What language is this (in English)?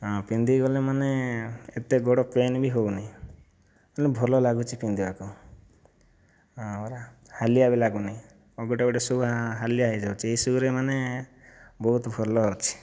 Odia